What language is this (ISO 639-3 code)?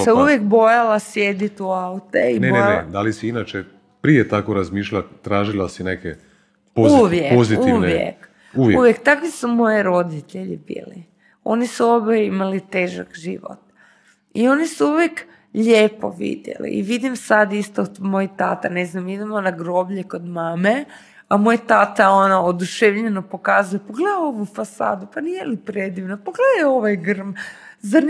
hrv